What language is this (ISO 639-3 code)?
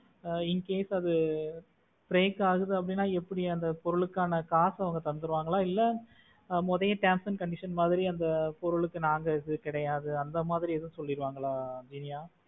tam